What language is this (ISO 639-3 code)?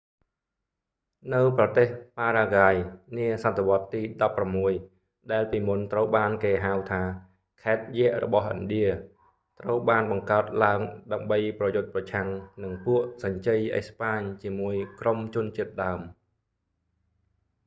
khm